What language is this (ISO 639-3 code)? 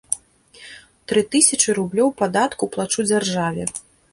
bel